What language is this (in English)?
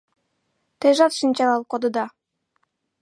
Mari